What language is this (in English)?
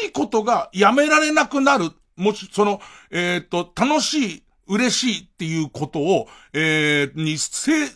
Japanese